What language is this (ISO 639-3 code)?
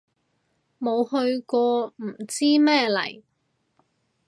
yue